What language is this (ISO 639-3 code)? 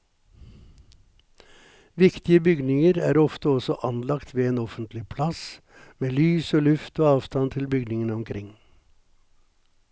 nor